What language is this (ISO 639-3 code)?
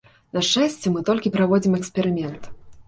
bel